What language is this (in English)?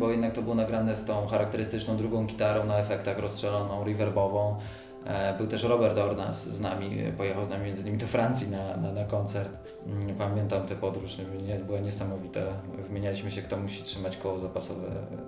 Polish